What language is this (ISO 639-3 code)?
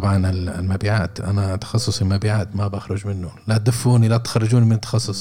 ara